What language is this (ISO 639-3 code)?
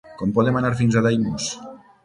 cat